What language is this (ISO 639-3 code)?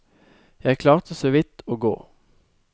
nor